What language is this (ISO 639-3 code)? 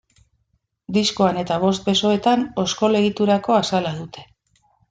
eus